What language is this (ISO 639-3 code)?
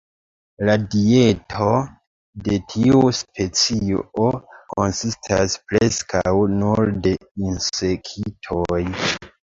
epo